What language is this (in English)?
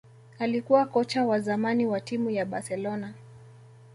Swahili